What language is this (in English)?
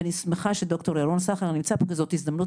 Hebrew